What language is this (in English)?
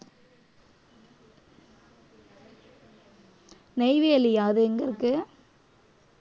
Tamil